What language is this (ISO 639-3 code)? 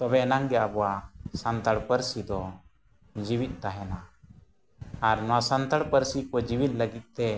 sat